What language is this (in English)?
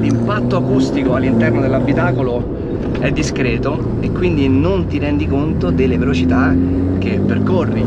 Italian